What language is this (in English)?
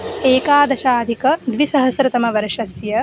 Sanskrit